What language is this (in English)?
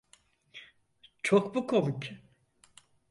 Turkish